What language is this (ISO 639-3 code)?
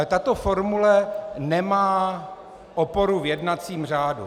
ces